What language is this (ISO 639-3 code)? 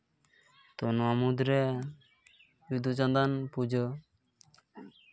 sat